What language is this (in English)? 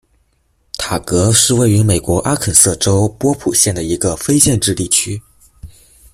Chinese